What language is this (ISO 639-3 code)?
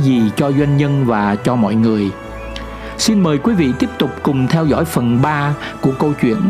vie